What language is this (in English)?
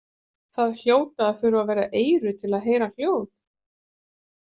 Icelandic